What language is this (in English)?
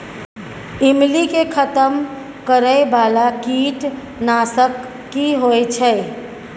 Maithili